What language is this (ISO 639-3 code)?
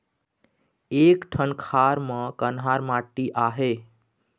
hne